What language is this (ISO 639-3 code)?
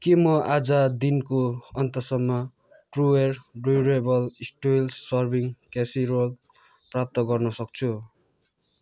nep